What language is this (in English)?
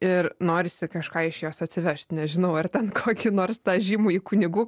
Lithuanian